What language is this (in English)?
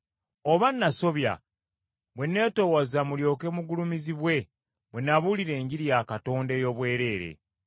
Ganda